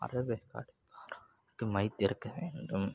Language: Tamil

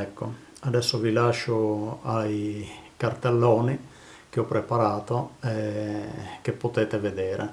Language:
Italian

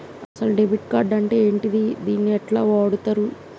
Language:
Telugu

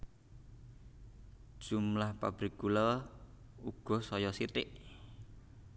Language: Javanese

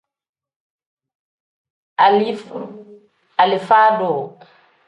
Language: Tem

